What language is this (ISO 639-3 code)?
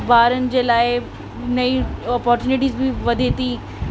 snd